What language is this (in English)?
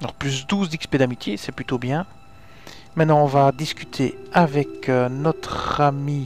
French